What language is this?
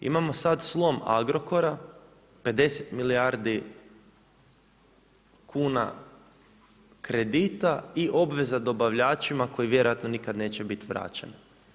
Croatian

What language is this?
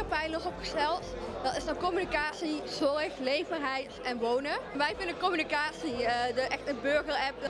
Dutch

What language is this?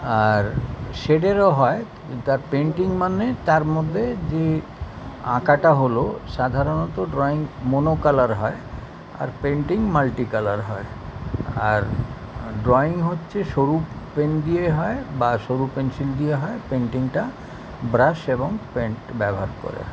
Bangla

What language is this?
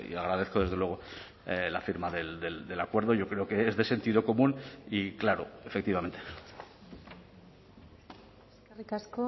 Spanish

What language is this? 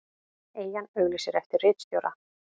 Icelandic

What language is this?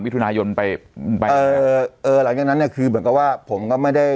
Thai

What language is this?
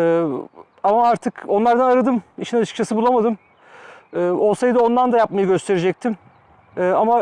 Turkish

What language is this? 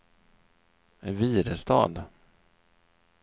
Swedish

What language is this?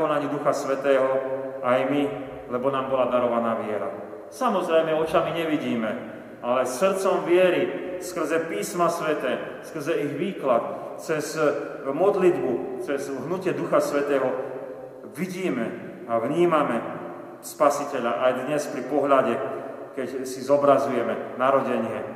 Slovak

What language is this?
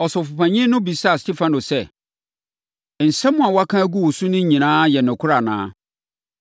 Akan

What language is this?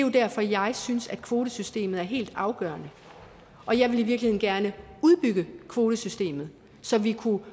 Danish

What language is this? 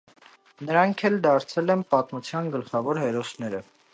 Armenian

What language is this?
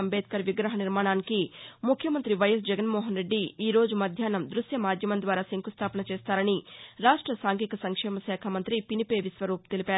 Telugu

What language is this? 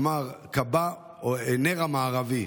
Hebrew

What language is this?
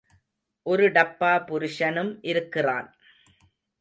Tamil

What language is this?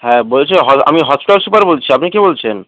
Bangla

